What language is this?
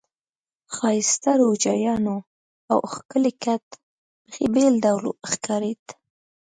Pashto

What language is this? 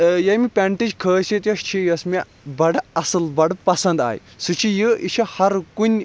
Kashmiri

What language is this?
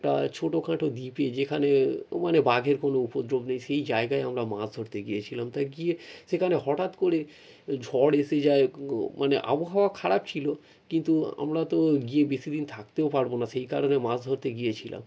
Bangla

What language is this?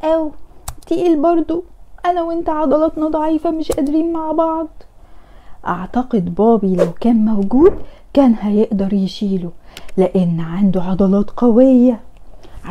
Arabic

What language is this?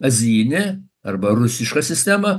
Lithuanian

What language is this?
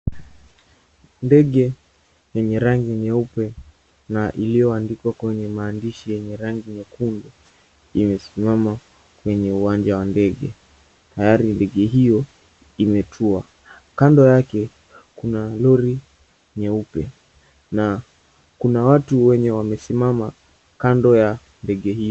Swahili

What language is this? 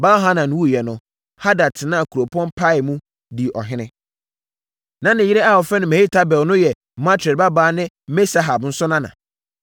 Akan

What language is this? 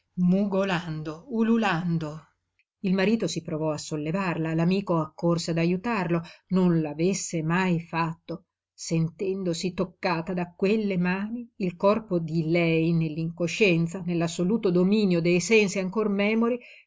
Italian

